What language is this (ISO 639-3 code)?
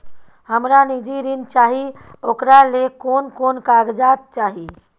mai